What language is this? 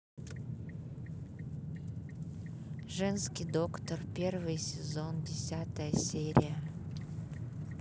Russian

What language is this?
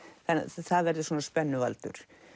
Icelandic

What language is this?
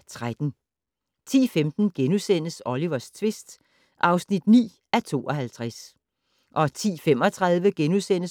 Danish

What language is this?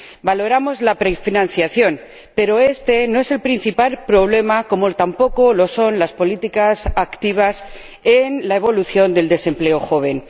Spanish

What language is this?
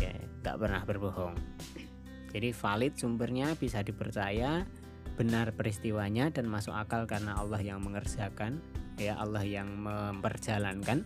Indonesian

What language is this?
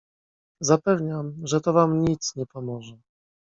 Polish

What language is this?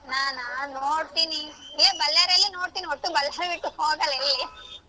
Kannada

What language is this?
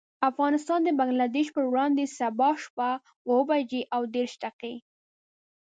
Pashto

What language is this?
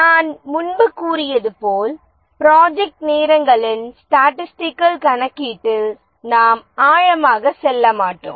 Tamil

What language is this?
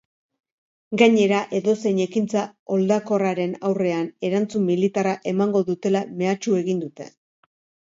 Basque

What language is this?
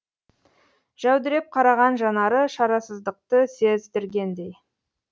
Kazakh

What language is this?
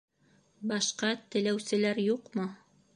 Bashkir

